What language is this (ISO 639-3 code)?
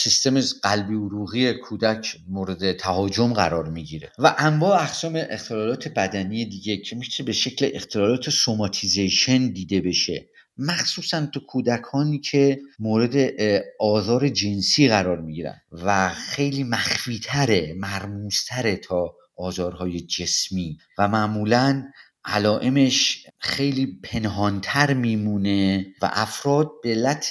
fas